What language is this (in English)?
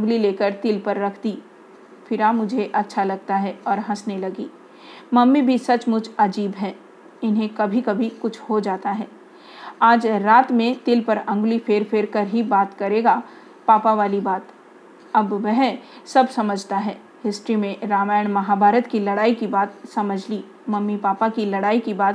Hindi